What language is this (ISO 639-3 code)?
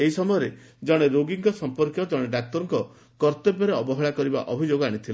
ori